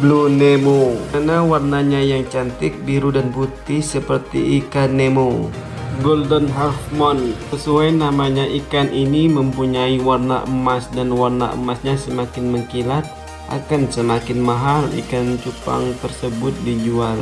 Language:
Indonesian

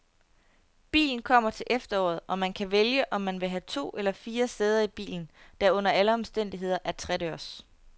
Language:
Danish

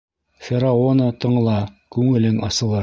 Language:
Bashkir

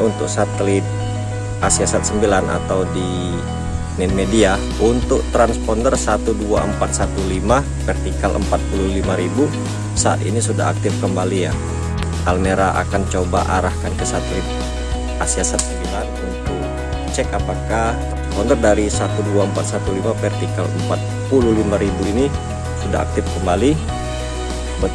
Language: Indonesian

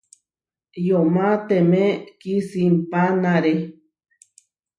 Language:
Huarijio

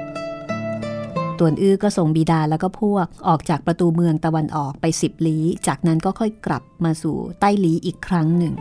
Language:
Thai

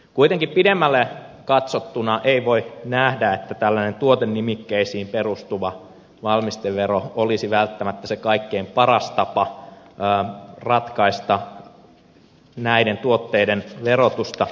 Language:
Finnish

